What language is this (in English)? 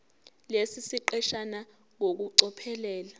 Zulu